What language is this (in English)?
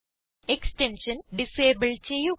Malayalam